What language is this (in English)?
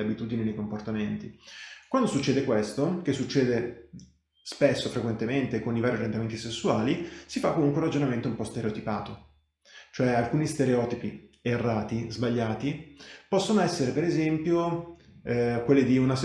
Italian